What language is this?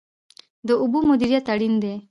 Pashto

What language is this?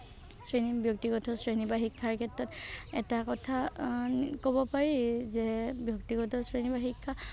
Assamese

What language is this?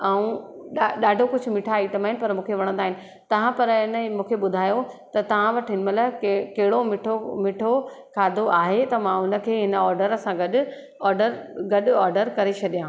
Sindhi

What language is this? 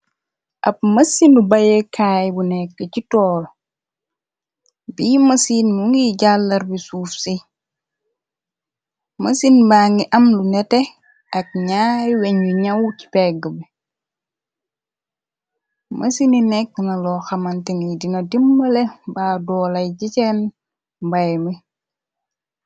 Wolof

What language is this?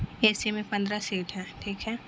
Urdu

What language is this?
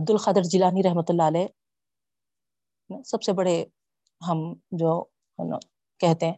Urdu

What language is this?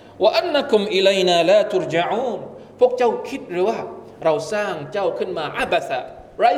Thai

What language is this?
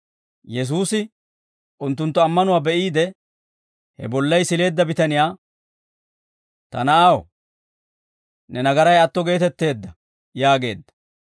Dawro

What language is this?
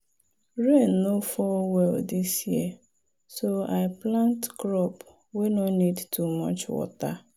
Nigerian Pidgin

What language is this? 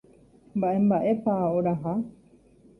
Guarani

